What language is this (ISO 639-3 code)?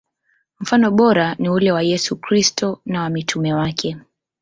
swa